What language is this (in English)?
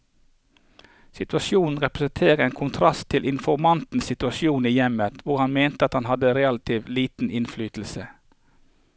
Norwegian